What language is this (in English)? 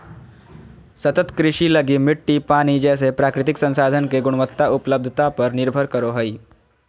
Magahi